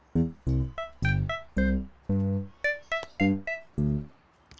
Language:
Indonesian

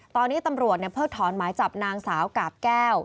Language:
Thai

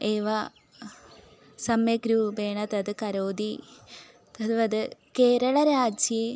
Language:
Sanskrit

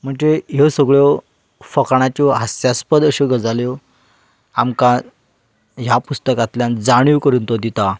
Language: Konkani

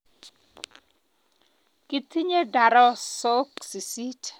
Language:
Kalenjin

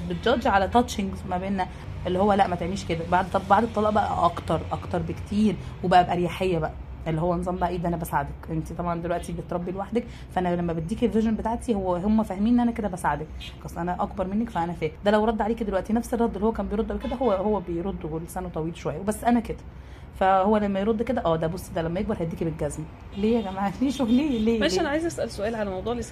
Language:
Arabic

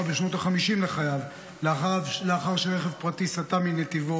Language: Hebrew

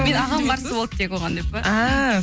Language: Kazakh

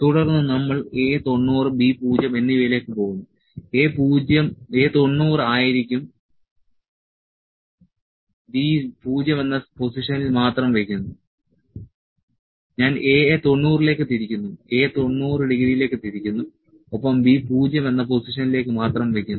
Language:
Malayalam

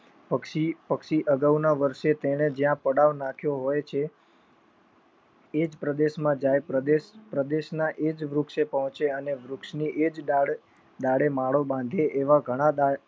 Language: Gujarati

